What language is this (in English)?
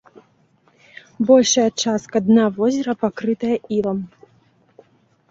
Belarusian